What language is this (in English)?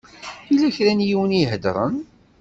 Kabyle